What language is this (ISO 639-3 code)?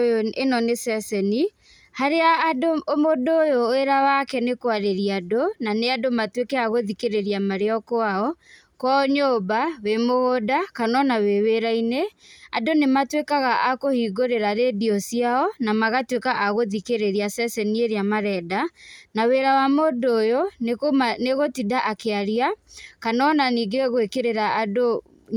kik